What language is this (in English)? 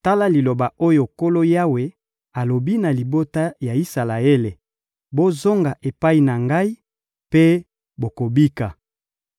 Lingala